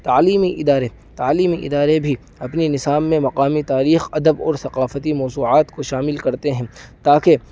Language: Urdu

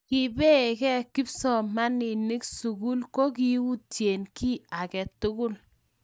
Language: Kalenjin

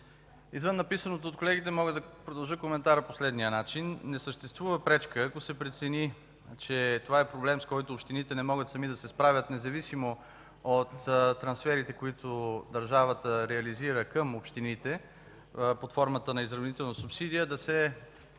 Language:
Bulgarian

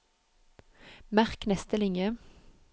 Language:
Norwegian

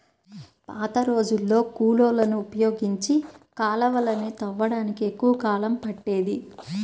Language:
Telugu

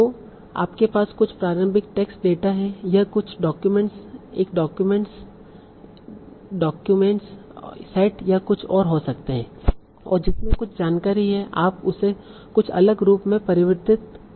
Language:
Hindi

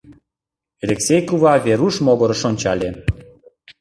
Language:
Mari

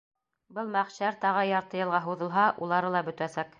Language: Bashkir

